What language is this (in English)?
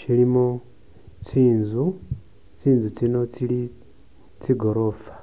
Masaaba